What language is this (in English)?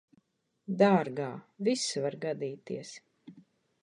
Latvian